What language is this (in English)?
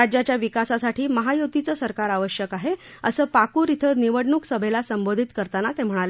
Marathi